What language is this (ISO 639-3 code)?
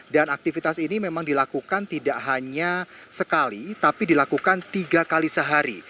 ind